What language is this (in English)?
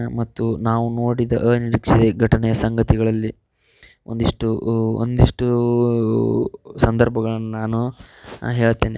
Kannada